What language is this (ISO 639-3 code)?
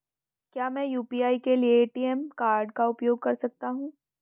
hin